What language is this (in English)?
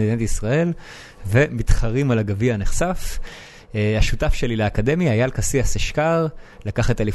Hebrew